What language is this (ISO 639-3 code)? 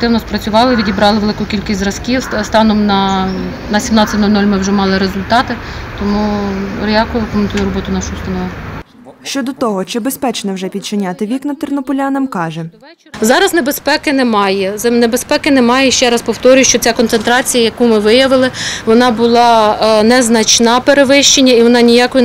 ukr